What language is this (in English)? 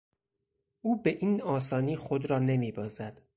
Persian